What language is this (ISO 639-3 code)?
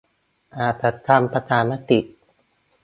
tha